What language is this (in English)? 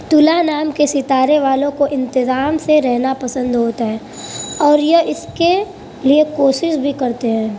Urdu